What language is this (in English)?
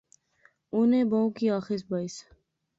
Pahari-Potwari